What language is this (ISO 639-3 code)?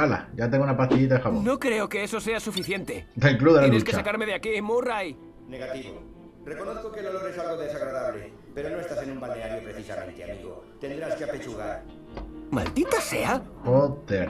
spa